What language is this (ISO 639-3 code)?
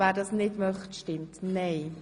gsw